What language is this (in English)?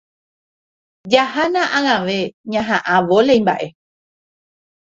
Guarani